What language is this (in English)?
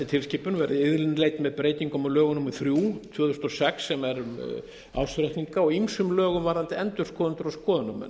Icelandic